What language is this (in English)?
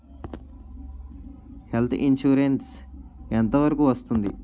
Telugu